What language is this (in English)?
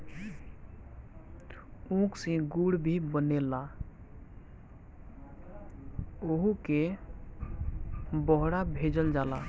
Bhojpuri